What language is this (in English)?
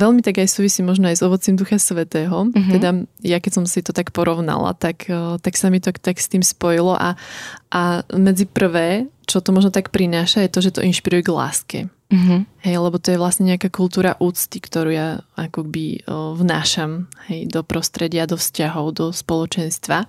Slovak